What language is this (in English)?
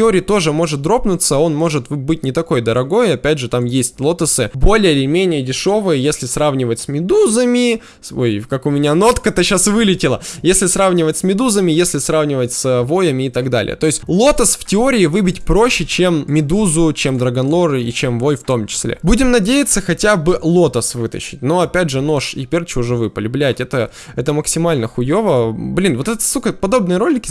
Russian